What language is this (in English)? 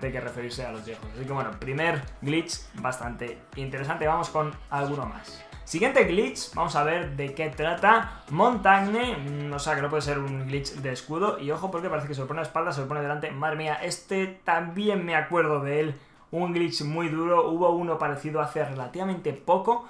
Spanish